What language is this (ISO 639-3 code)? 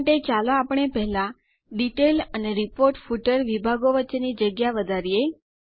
guj